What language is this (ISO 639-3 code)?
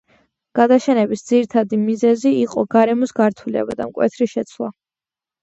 kat